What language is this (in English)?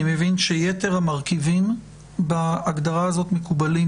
Hebrew